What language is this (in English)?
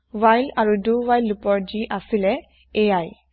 Assamese